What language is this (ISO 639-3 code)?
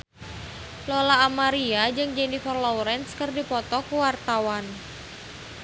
sun